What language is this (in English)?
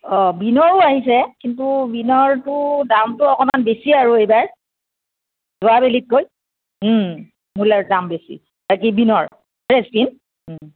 Assamese